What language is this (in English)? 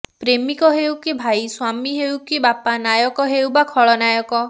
Odia